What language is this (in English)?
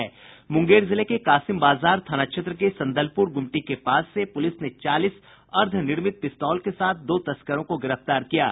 Hindi